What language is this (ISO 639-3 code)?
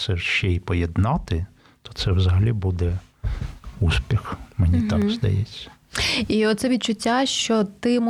ukr